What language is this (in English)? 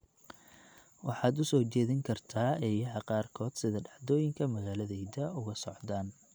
Somali